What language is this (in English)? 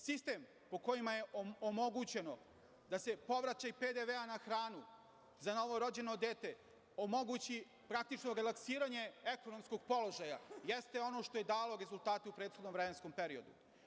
Serbian